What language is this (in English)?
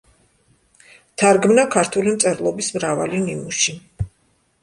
Georgian